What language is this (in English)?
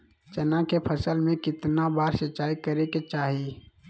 Magahi